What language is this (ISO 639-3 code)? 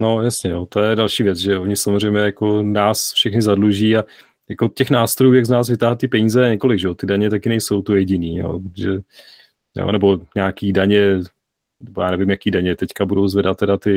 ces